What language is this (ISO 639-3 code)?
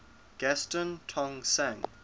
eng